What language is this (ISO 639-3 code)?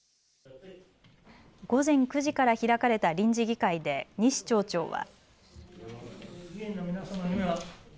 jpn